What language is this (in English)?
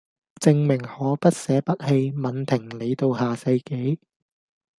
Cantonese